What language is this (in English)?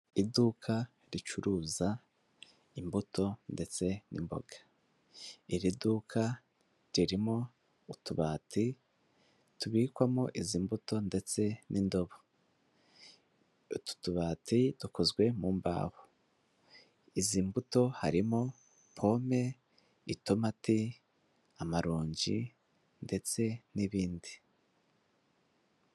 Kinyarwanda